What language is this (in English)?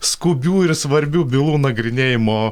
Lithuanian